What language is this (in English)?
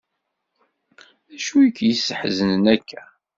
Kabyle